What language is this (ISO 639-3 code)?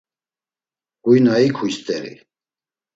lzz